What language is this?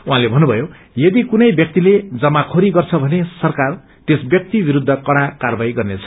Nepali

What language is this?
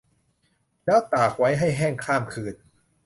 Thai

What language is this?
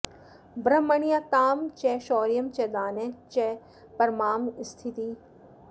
Sanskrit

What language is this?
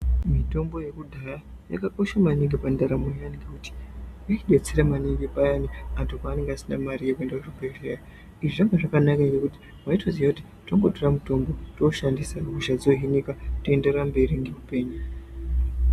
Ndau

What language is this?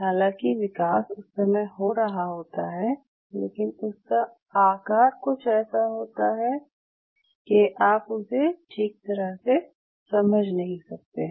Hindi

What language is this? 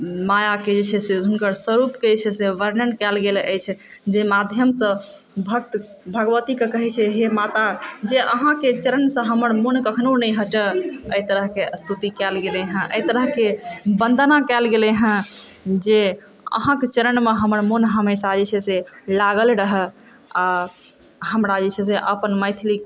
Maithili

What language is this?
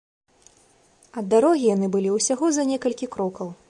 Belarusian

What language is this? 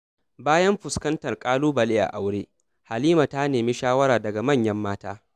Hausa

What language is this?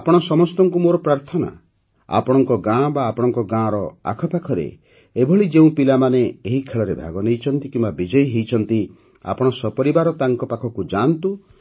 Odia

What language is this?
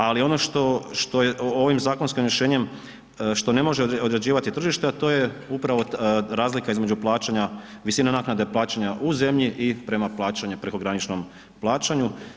Croatian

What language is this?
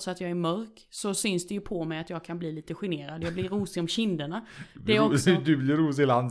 Swedish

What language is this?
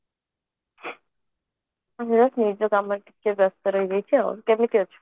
Odia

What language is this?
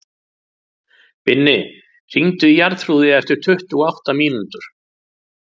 Icelandic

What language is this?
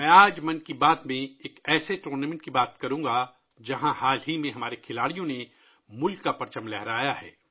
Urdu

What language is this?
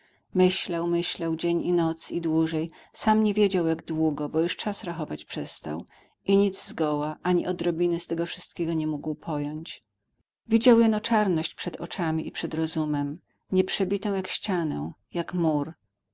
Polish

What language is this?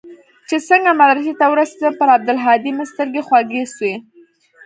Pashto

